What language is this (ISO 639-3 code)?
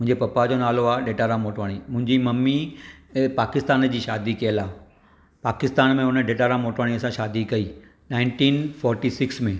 snd